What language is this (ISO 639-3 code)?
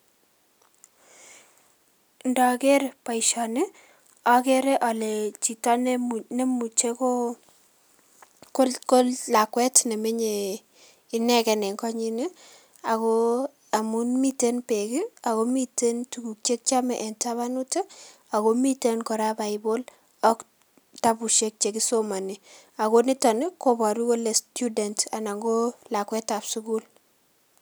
kln